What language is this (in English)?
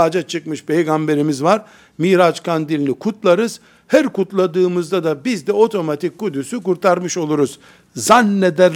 Turkish